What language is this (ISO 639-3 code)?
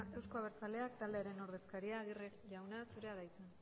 eus